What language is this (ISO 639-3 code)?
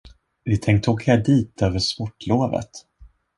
swe